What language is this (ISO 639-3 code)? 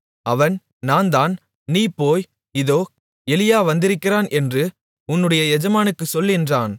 tam